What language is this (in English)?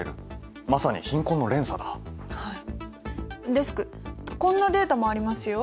Japanese